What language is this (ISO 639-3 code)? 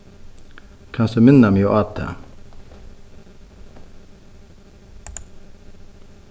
fao